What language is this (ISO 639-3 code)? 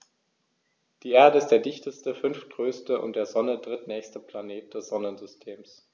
deu